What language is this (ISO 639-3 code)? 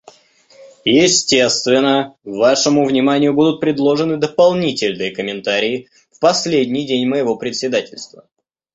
rus